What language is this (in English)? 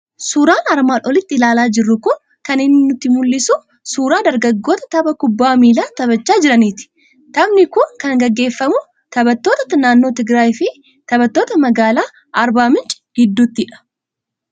Oromo